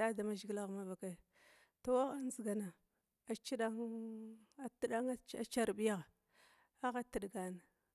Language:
Glavda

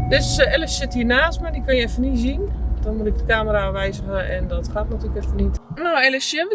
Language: Dutch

